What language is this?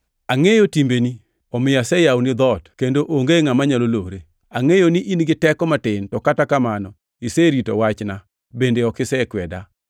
Luo (Kenya and Tanzania)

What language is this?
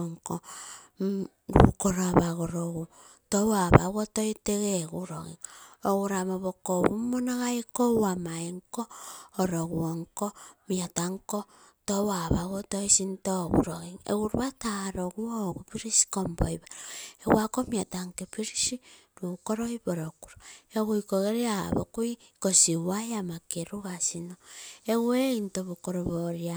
Terei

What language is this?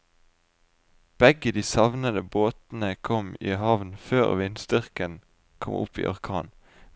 Norwegian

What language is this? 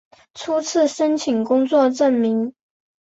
Chinese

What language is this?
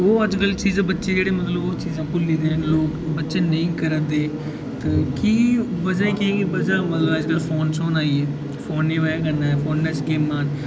Dogri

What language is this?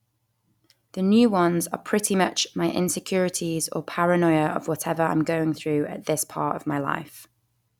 English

